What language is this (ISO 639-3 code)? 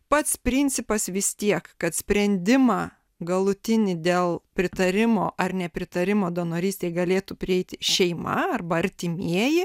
lit